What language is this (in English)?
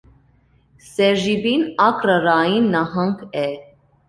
Armenian